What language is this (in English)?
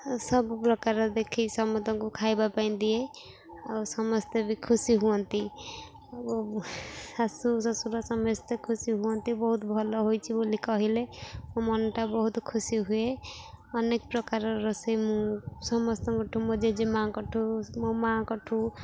Odia